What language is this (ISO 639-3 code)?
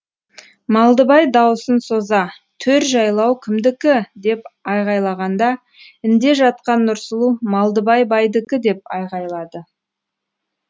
kaz